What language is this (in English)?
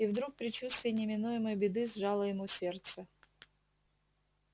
Russian